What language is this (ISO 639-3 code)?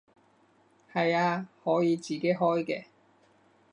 yue